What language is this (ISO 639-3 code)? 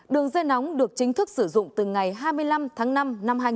vie